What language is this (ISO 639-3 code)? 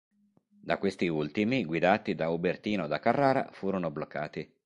ita